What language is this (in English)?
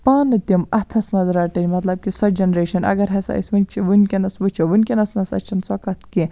Kashmiri